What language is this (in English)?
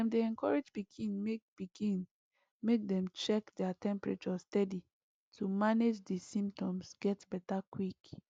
Nigerian Pidgin